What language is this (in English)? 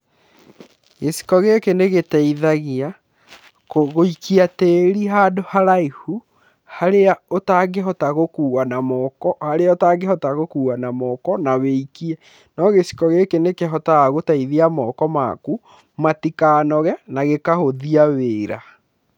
Kikuyu